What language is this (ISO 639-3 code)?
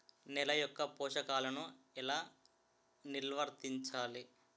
tel